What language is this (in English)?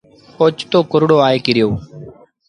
Sindhi Bhil